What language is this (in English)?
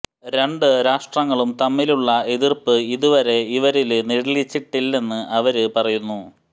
Malayalam